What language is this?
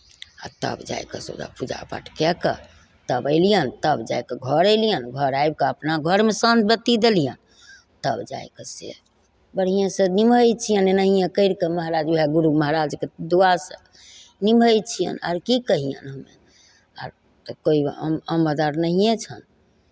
Maithili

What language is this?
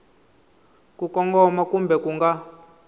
Tsonga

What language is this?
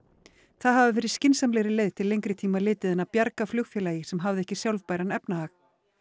Icelandic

